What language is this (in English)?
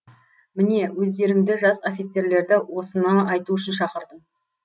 Kazakh